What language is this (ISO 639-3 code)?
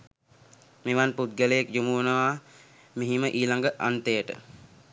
sin